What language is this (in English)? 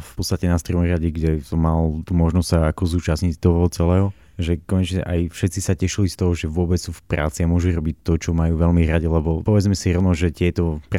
Slovak